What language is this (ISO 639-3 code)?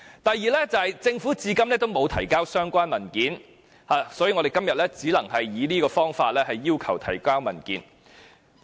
yue